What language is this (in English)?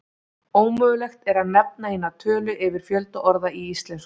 Icelandic